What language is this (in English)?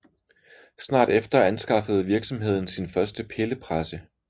Danish